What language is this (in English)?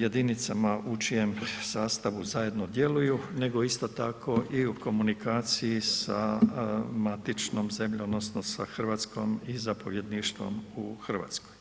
Croatian